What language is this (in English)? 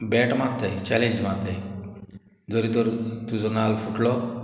Konkani